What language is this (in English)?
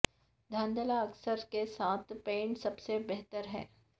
Urdu